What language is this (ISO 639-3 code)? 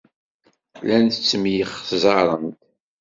kab